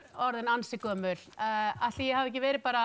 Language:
Icelandic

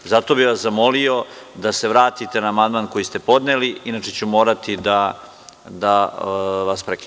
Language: Serbian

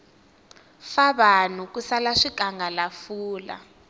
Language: Tsonga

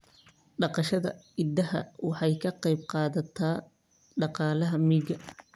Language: Somali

